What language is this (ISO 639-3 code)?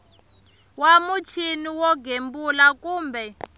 tso